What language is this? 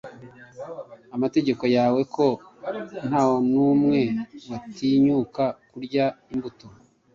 Kinyarwanda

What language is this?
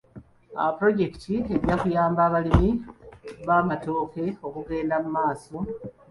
Ganda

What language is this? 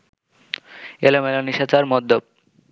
Bangla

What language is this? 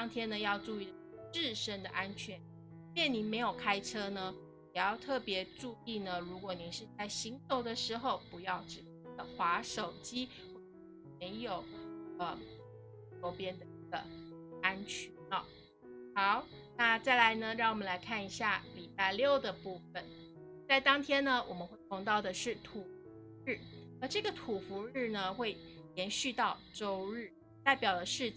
Chinese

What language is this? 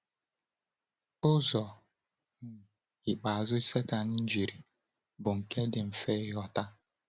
Igbo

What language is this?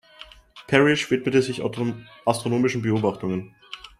German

